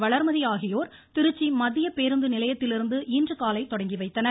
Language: Tamil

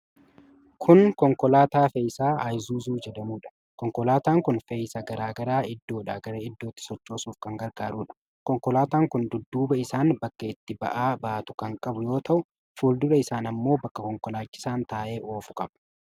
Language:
Oromo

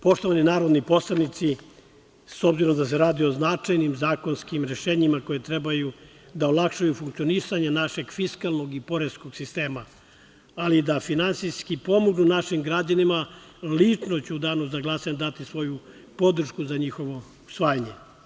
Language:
Serbian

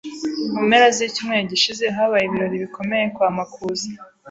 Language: Kinyarwanda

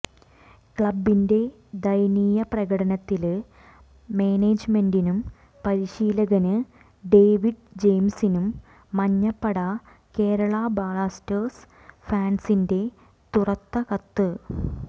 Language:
Malayalam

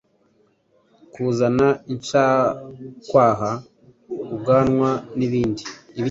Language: Kinyarwanda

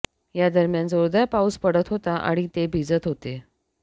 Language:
Marathi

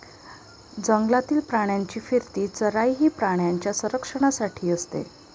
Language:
Marathi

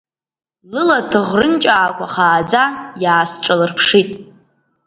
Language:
Abkhazian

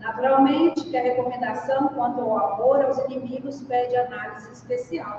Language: Portuguese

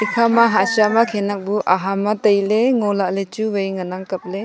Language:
Wancho Naga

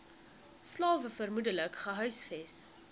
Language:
Afrikaans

